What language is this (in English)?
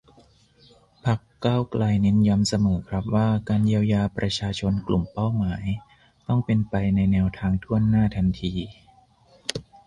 Thai